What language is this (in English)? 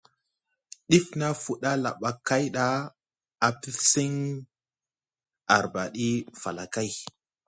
Musgu